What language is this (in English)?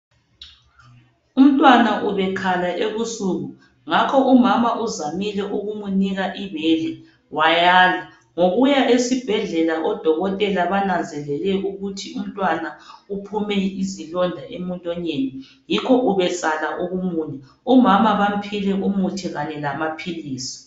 North Ndebele